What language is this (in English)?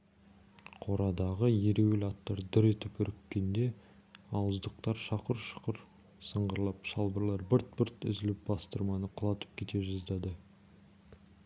Kazakh